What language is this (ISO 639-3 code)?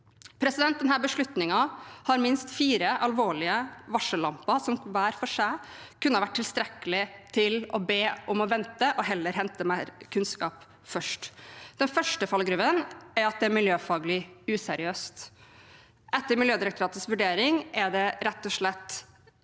nor